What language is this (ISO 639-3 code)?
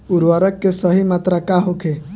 bho